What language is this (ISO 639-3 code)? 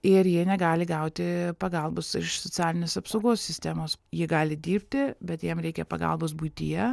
lit